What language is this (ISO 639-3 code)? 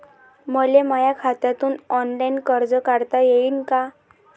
mar